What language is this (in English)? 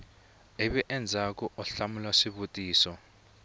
Tsonga